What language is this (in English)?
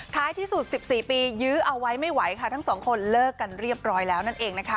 Thai